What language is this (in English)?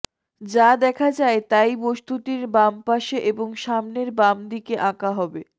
Bangla